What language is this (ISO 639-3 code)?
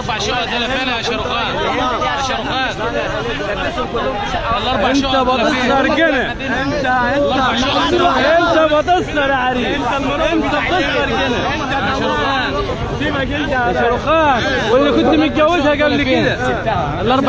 ara